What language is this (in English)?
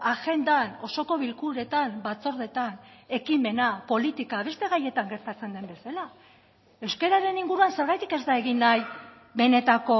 Basque